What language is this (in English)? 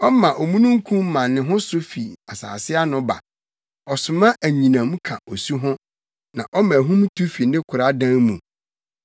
Akan